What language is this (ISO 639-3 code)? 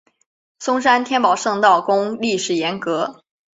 zho